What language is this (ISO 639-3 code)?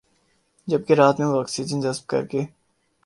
urd